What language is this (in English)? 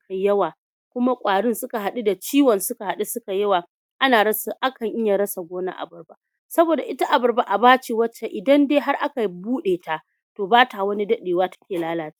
Hausa